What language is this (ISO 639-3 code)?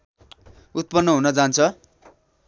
nep